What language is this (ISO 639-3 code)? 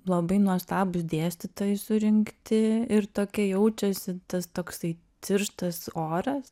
lit